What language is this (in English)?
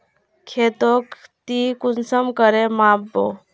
Magahi